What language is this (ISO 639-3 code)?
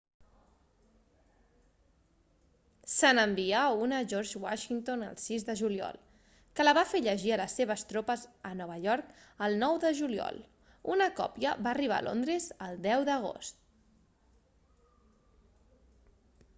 cat